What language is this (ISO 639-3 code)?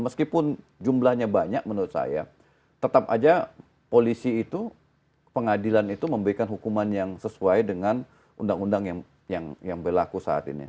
ind